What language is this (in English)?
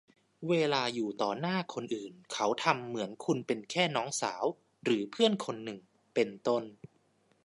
Thai